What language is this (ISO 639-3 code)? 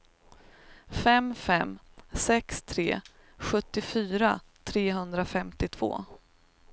swe